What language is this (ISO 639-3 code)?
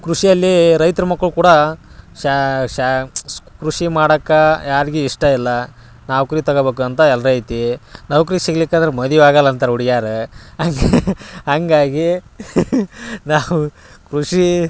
kan